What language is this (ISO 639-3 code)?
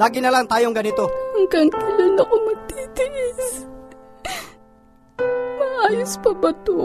fil